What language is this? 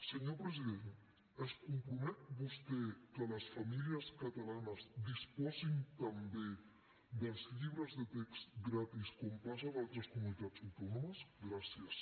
Catalan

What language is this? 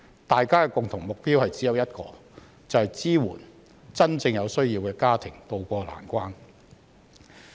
Cantonese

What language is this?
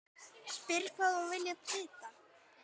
Icelandic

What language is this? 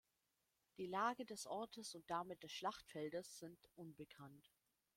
German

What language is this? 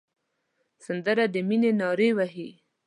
Pashto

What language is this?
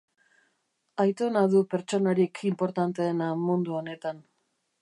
Basque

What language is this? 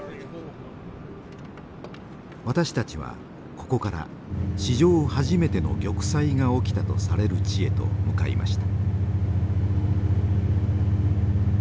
Japanese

